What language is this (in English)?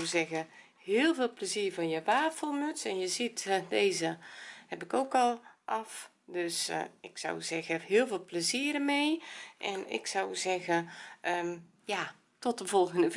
Dutch